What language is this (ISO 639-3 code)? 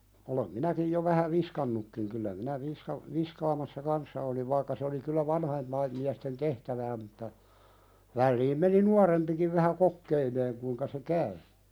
fin